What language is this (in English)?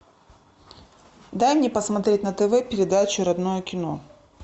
Russian